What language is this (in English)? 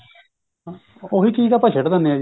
Punjabi